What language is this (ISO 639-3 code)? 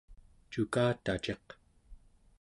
esu